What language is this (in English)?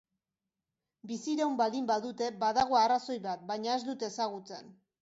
Basque